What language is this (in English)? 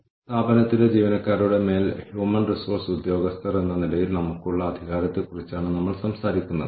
Malayalam